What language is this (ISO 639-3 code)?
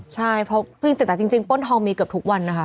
tha